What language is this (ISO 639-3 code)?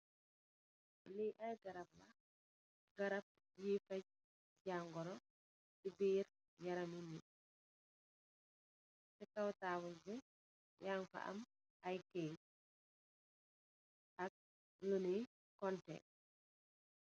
wol